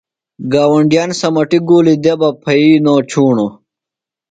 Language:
Phalura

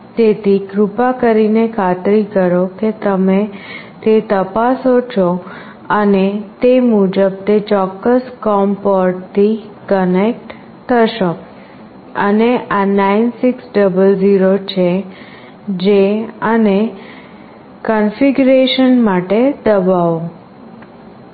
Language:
Gujarati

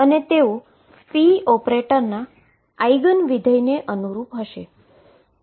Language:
Gujarati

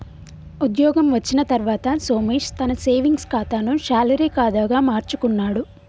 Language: Telugu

